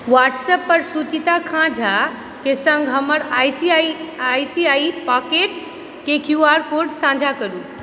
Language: Maithili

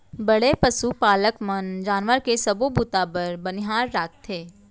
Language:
Chhattisgarhi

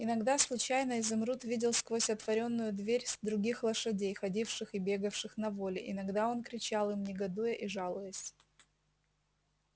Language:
Russian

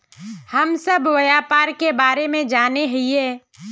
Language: Magahi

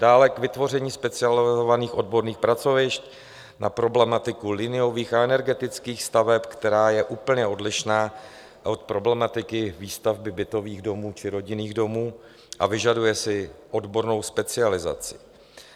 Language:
Czech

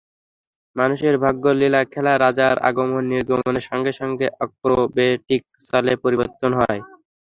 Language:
Bangla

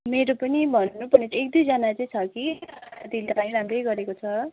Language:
Nepali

